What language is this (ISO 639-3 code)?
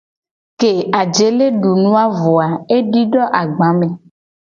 gej